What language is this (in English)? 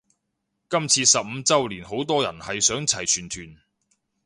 Cantonese